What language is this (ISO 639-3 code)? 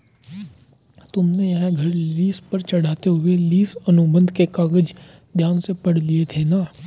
hin